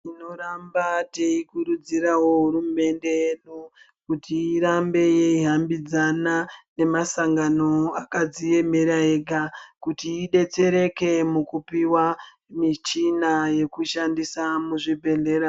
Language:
Ndau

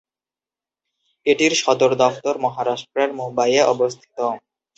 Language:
Bangla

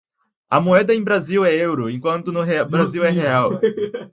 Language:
Portuguese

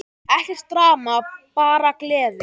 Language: Icelandic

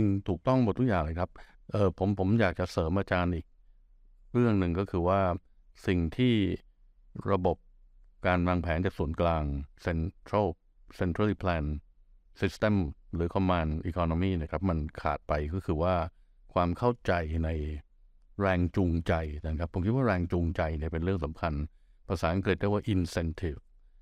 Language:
Thai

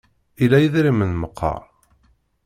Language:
Kabyle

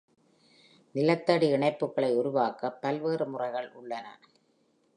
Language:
Tamil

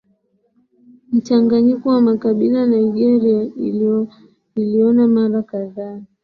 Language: Swahili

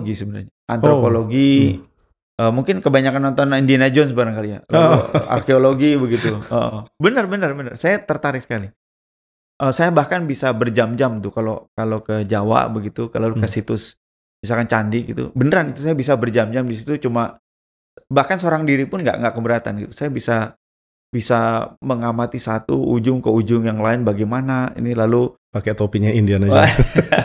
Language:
Indonesian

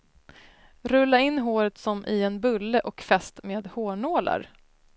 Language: Swedish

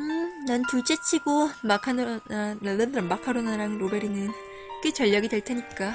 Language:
Korean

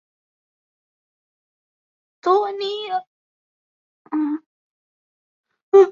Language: Chinese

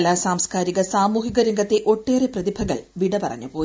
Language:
Malayalam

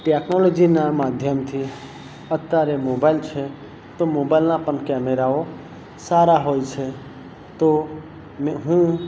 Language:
Gujarati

